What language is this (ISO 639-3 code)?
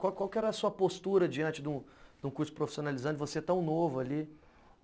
por